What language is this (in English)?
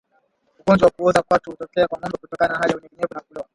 Swahili